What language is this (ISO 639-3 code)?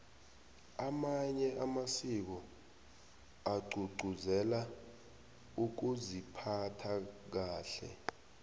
nbl